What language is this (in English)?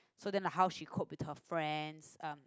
English